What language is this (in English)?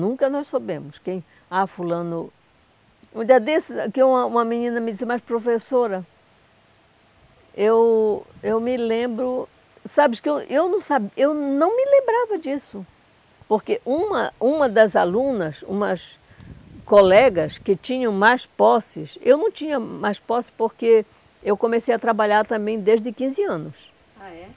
Portuguese